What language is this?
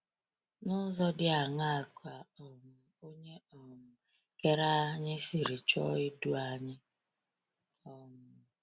Igbo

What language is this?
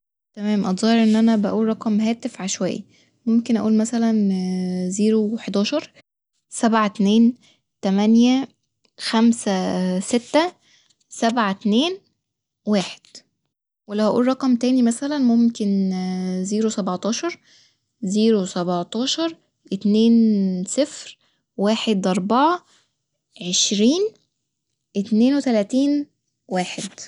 Egyptian Arabic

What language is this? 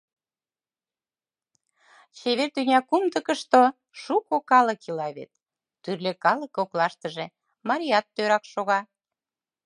Mari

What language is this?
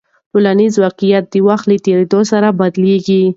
Pashto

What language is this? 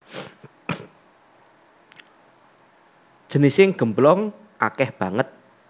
Javanese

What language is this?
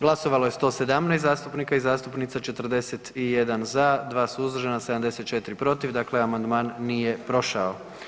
Croatian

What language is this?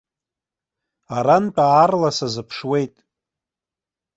Abkhazian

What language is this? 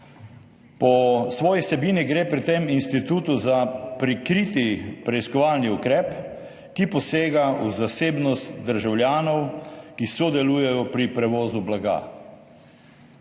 Slovenian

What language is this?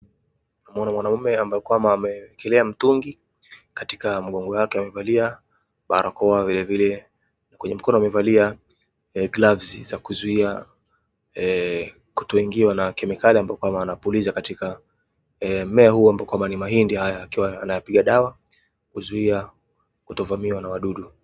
Swahili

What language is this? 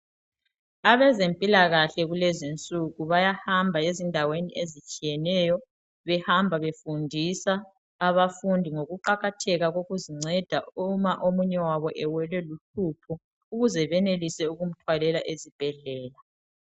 North Ndebele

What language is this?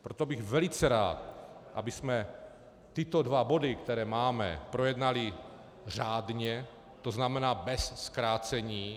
Czech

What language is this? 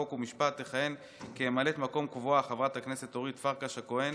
Hebrew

